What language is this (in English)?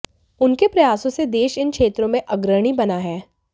Hindi